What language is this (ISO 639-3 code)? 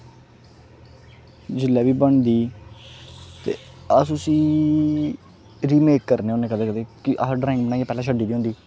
doi